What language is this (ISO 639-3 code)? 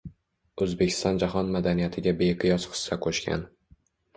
uzb